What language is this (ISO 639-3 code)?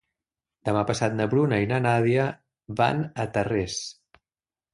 cat